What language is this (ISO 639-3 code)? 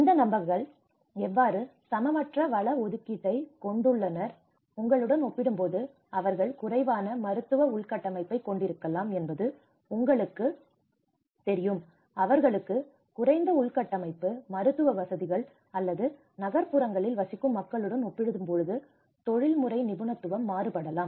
tam